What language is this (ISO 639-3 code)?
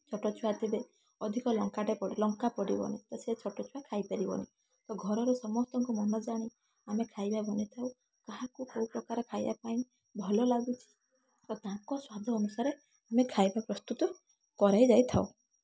ori